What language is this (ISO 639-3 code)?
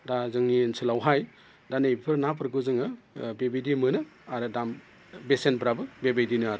brx